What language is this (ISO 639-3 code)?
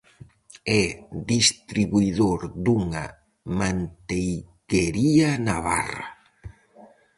glg